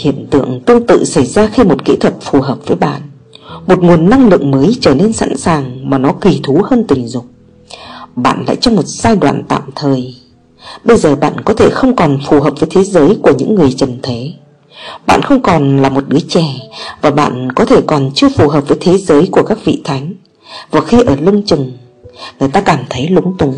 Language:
Vietnamese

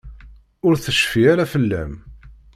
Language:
Kabyle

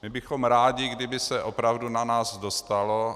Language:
Czech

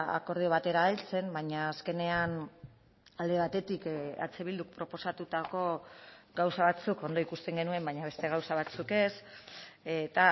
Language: Basque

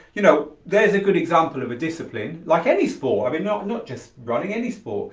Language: English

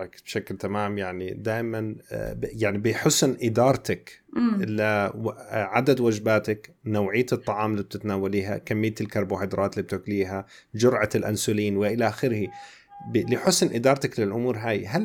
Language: Arabic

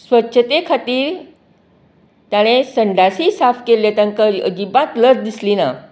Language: Konkani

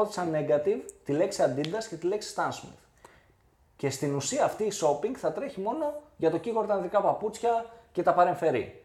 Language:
Greek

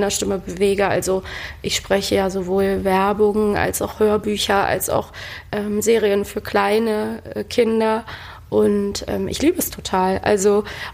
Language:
German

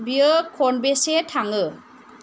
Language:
Bodo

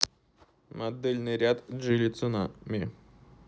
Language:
Russian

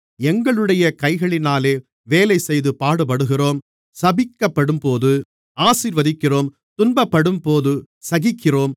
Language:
Tamil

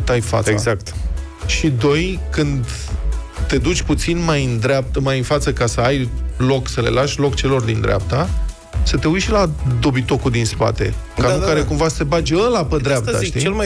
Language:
Romanian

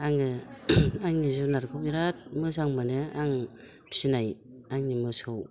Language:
Bodo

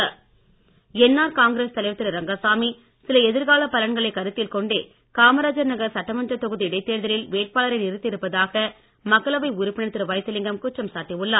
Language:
Tamil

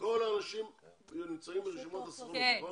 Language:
Hebrew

